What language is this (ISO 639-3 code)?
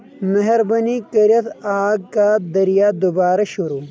kas